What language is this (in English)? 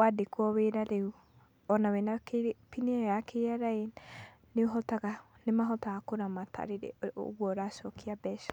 Kikuyu